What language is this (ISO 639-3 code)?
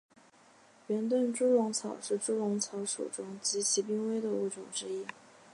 zho